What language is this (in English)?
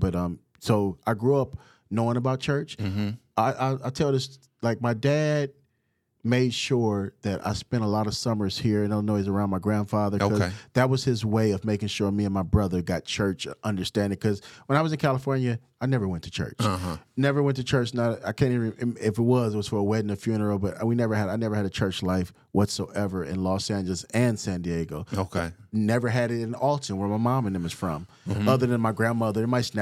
English